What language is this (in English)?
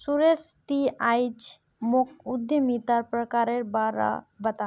Magahi